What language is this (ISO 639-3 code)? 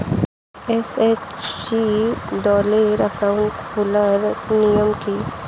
ben